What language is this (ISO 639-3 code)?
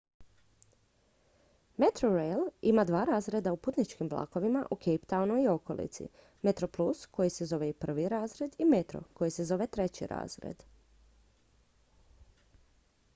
hrv